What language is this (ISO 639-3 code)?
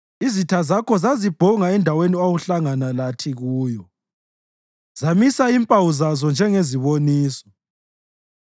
nde